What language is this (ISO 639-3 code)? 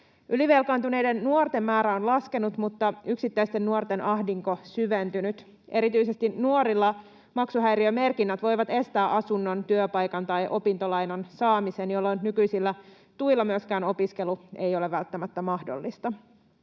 fin